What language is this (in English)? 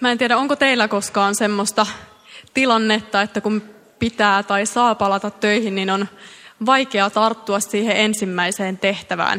Finnish